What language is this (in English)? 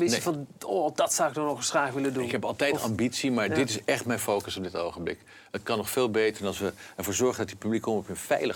Dutch